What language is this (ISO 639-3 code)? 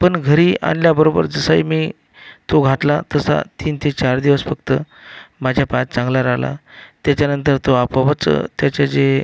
mar